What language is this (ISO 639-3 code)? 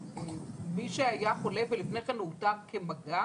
heb